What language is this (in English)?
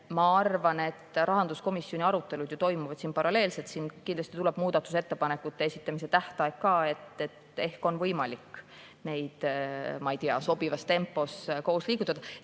Estonian